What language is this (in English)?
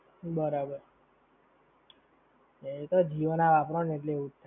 Gujarati